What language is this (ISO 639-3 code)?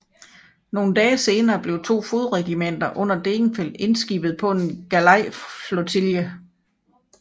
dan